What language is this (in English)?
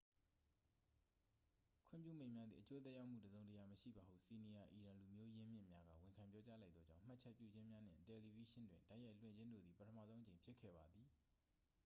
Burmese